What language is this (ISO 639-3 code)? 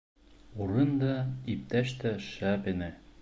bak